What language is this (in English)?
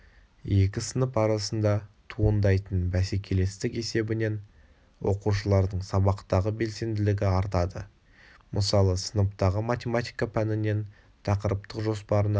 Kazakh